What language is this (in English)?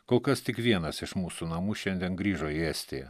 Lithuanian